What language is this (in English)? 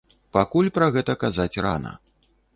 Belarusian